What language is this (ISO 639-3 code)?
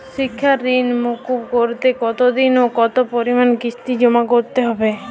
ben